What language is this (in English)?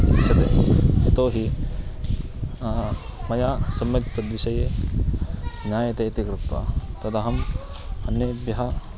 Sanskrit